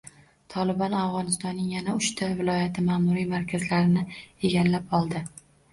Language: Uzbek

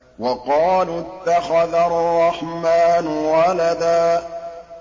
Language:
Arabic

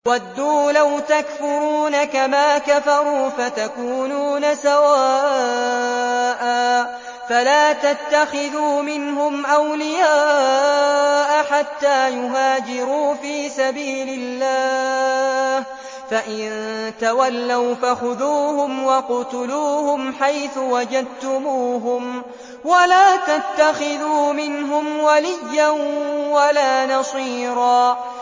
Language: Arabic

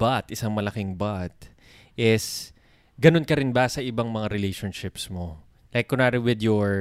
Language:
Filipino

